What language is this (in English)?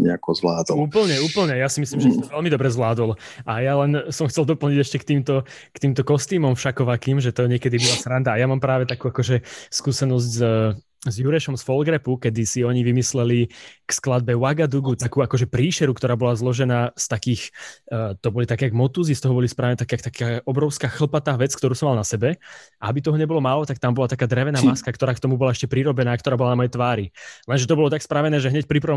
Slovak